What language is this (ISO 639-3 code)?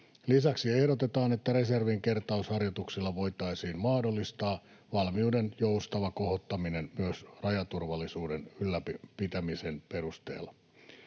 fin